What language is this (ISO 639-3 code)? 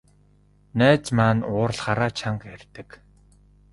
mon